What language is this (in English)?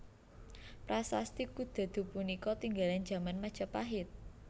Javanese